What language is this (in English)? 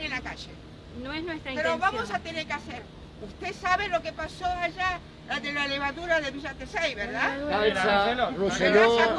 Spanish